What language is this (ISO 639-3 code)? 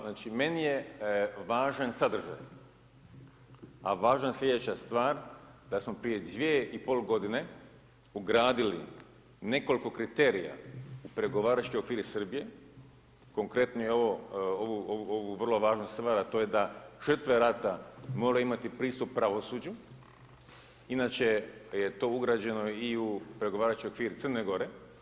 hrv